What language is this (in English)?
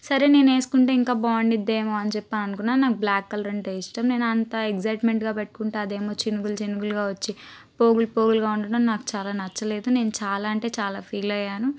Telugu